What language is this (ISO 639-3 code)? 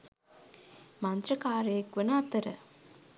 sin